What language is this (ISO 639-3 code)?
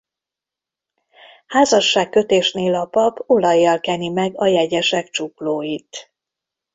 hun